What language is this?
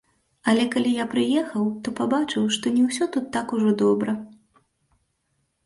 Belarusian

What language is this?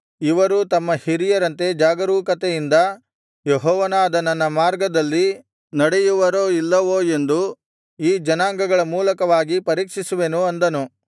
Kannada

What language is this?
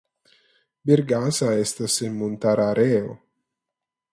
Esperanto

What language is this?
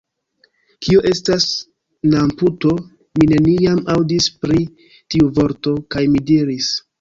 Esperanto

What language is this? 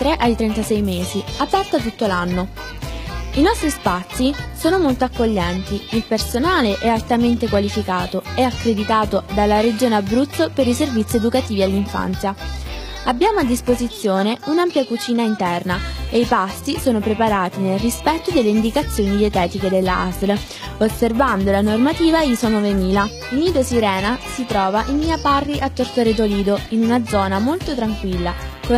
Italian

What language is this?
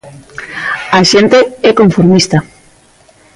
Galician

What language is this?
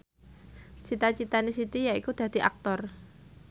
Javanese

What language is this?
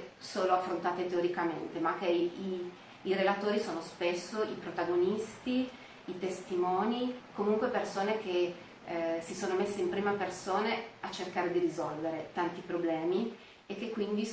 Italian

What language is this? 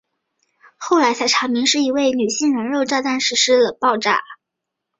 Chinese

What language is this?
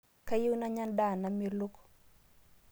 Masai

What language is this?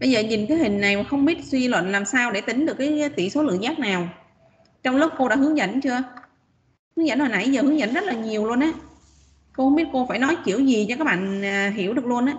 Vietnamese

